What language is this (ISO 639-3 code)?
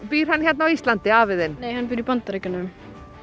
isl